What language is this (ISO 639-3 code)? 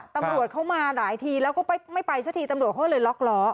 tha